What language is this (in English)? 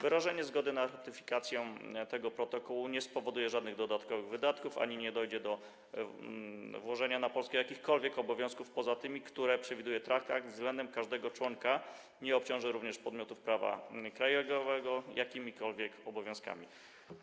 Polish